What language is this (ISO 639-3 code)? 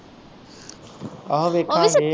pan